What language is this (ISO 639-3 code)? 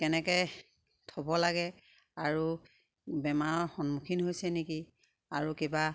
asm